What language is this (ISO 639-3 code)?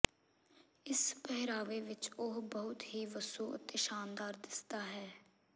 pan